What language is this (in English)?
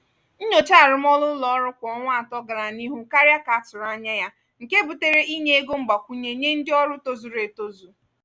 Igbo